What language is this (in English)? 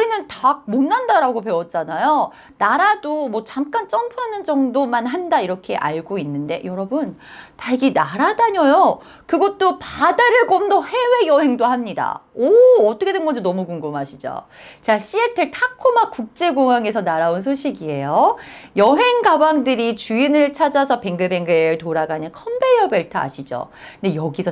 Korean